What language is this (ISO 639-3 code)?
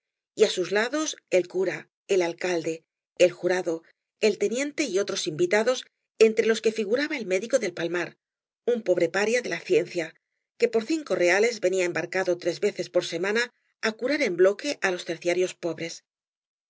spa